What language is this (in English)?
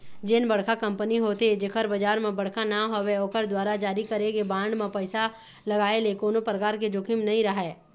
Chhattisgarhi